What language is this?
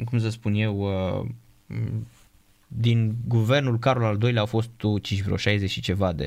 Romanian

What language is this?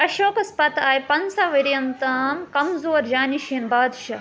Kashmiri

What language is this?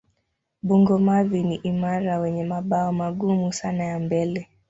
Swahili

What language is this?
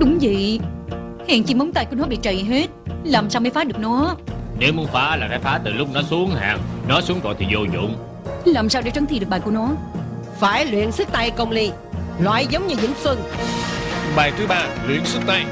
Vietnamese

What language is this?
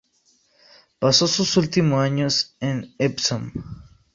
Spanish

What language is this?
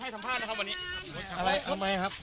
Thai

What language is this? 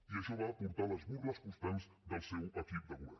Catalan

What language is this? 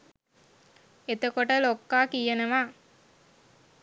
Sinhala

